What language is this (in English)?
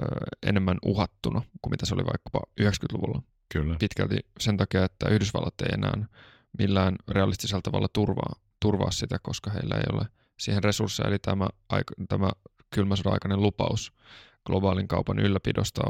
Finnish